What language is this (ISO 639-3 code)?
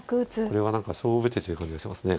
jpn